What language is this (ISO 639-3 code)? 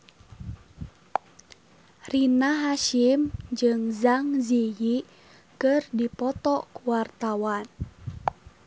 sun